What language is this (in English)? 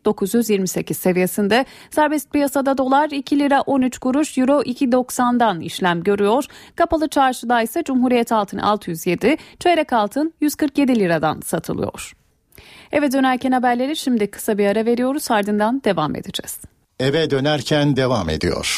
Turkish